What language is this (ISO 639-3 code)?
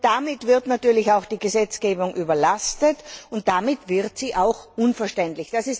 deu